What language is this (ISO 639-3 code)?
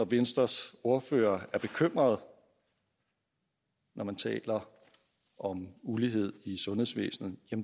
dan